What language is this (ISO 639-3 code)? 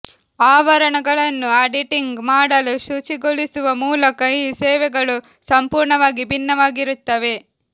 kan